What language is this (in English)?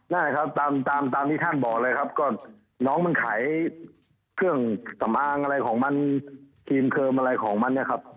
Thai